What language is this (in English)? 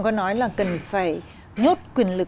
Vietnamese